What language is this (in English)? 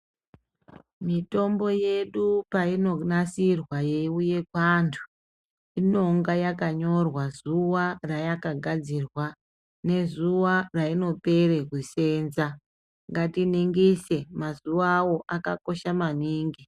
Ndau